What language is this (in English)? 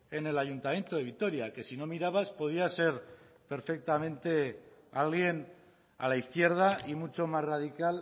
Spanish